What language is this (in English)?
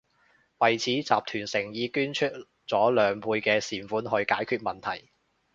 Cantonese